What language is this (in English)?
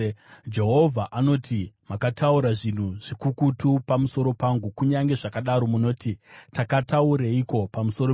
Shona